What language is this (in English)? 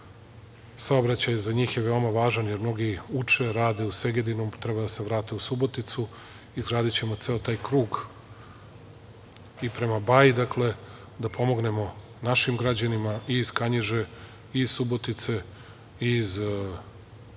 Serbian